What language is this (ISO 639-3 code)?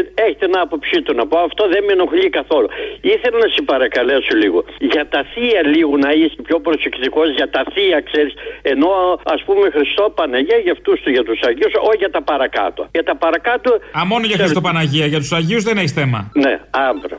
ell